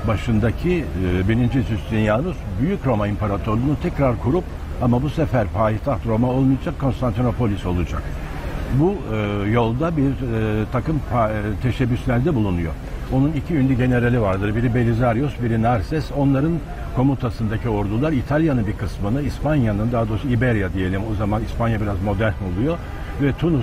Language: Turkish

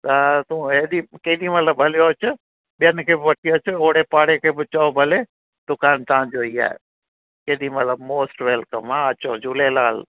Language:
Sindhi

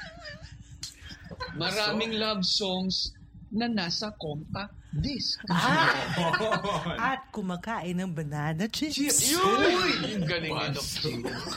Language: Filipino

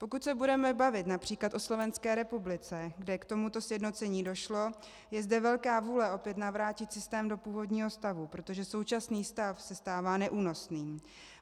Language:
Czech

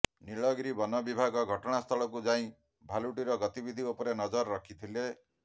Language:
Odia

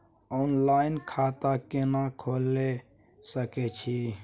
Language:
Maithili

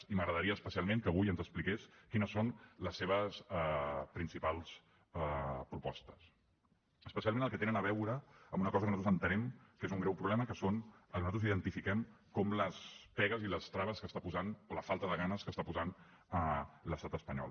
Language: Catalan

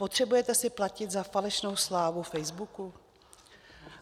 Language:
Czech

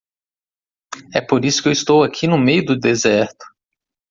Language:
Portuguese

